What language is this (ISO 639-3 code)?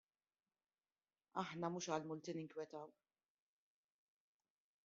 mlt